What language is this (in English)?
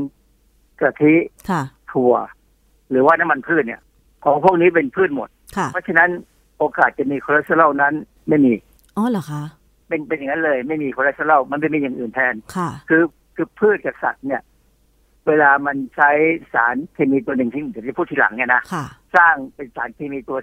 Thai